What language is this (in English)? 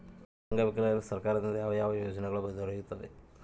Kannada